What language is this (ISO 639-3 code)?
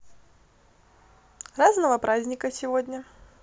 rus